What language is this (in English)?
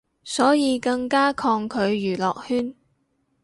Cantonese